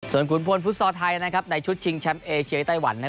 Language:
Thai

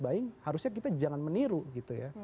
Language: Indonesian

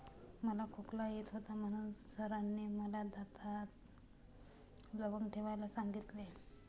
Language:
Marathi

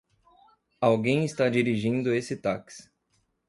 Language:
Portuguese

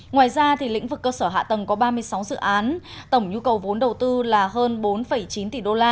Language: Vietnamese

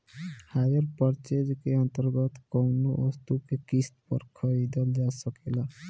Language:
Bhojpuri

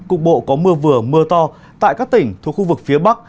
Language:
Vietnamese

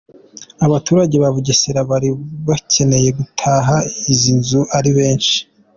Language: Kinyarwanda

